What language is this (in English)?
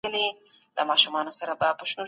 Pashto